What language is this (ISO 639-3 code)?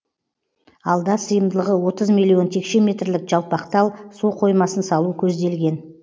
kaz